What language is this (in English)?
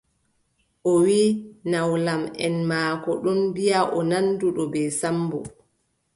Adamawa Fulfulde